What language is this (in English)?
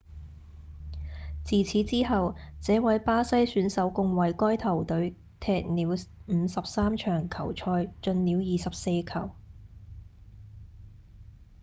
Cantonese